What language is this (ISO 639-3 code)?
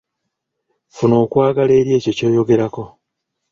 lug